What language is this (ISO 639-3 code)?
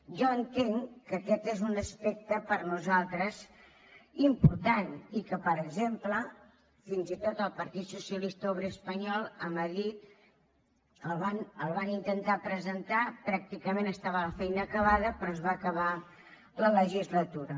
cat